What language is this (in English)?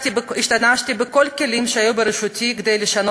Hebrew